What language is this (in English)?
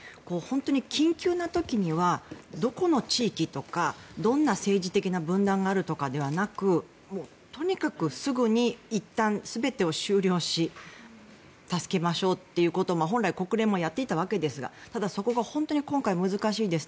Japanese